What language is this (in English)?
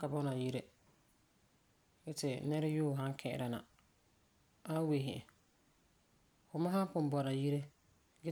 Frafra